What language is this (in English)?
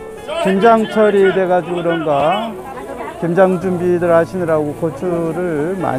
Korean